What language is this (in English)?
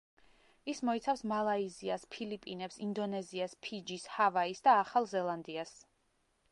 Georgian